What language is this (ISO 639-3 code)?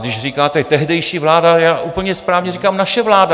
ces